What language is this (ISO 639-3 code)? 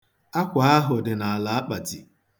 ibo